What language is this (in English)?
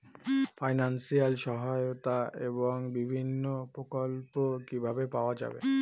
Bangla